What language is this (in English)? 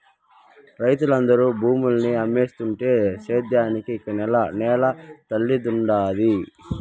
Telugu